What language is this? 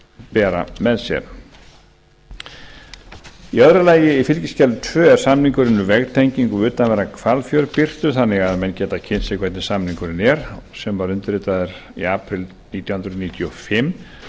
Icelandic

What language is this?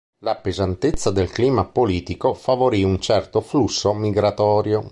Italian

